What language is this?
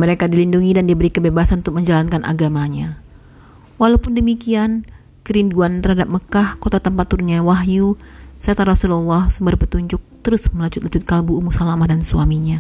Indonesian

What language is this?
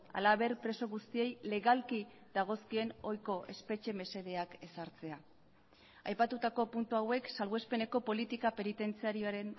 Basque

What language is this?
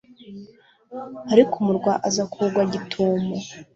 Kinyarwanda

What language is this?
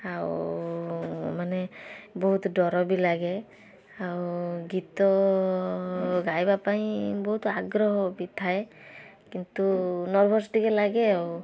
Odia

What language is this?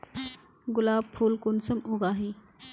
Magahi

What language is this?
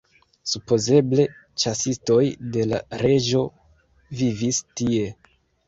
Esperanto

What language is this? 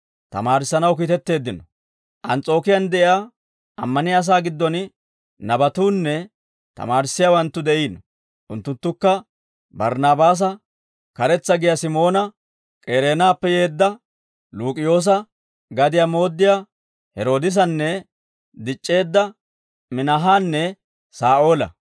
Dawro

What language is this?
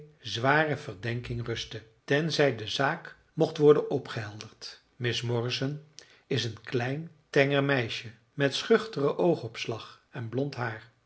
Dutch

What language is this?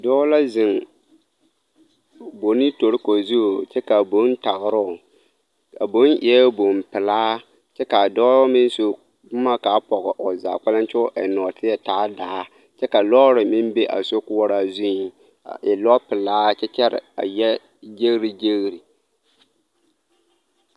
Southern Dagaare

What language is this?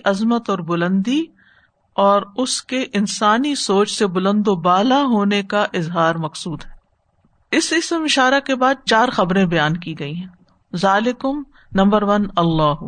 Urdu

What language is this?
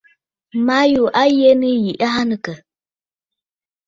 Bafut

